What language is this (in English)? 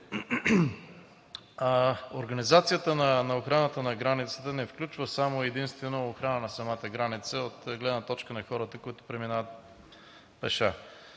Bulgarian